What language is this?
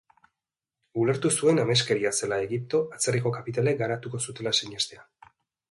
Basque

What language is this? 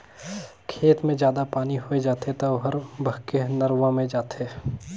Chhattisgarhi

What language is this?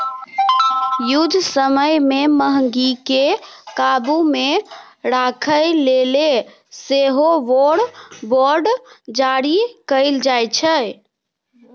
Maithili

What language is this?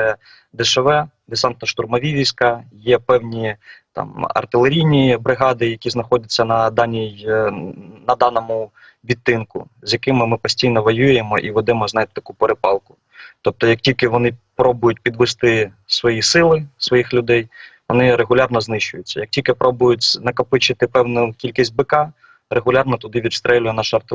Ukrainian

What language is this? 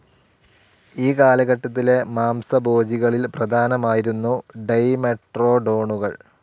Malayalam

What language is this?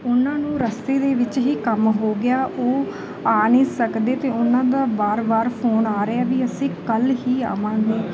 Punjabi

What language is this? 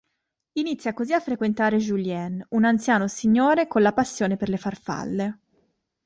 Italian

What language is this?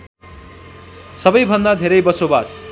Nepali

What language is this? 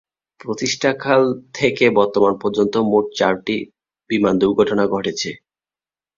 Bangla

